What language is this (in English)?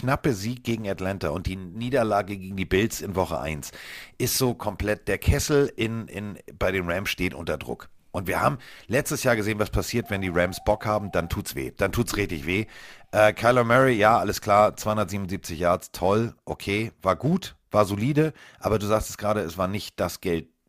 German